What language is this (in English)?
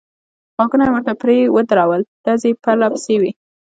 Pashto